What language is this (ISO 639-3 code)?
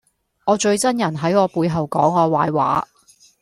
yue